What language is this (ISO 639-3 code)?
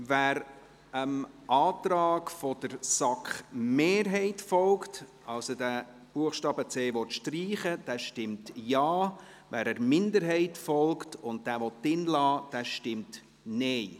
gsw